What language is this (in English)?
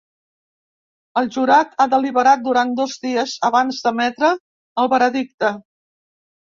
Catalan